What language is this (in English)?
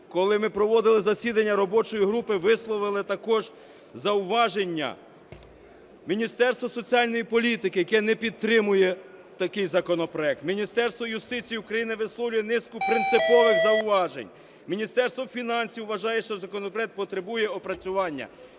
Ukrainian